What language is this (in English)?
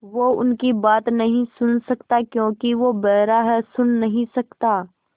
Hindi